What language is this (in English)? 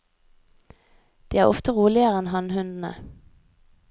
Norwegian